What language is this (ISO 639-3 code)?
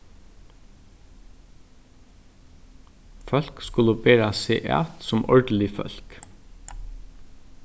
fao